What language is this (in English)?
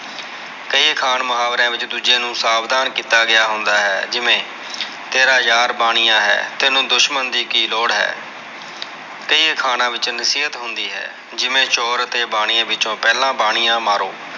Punjabi